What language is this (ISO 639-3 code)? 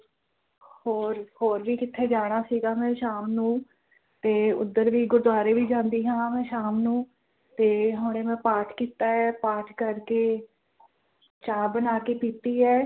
pan